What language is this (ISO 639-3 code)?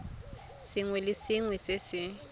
tsn